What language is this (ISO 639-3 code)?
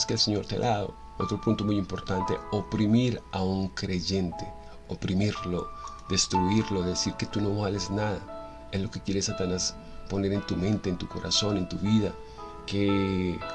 spa